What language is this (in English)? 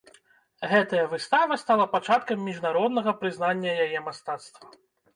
Belarusian